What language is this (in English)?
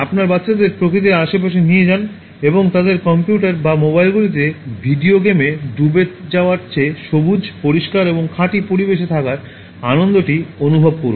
Bangla